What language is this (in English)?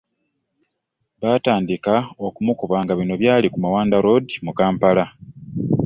Ganda